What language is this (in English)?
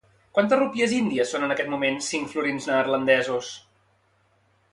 Catalan